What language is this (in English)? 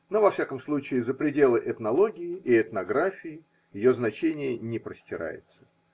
Russian